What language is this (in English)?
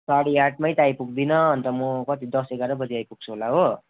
Nepali